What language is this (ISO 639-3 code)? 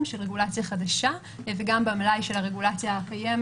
heb